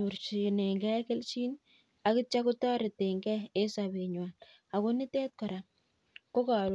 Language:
Kalenjin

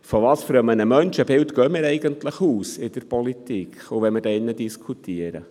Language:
Swiss German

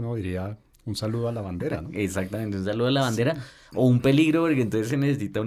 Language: Spanish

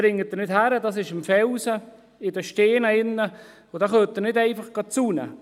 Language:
Swiss German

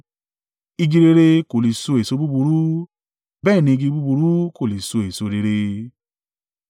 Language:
Yoruba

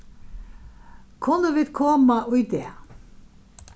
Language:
Faroese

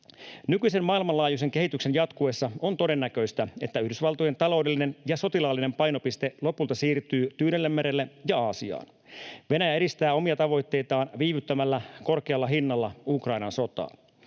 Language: Finnish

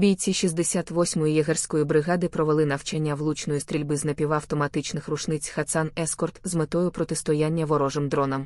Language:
Ukrainian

